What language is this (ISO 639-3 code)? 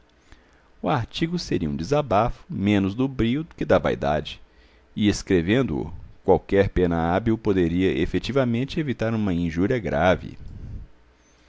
por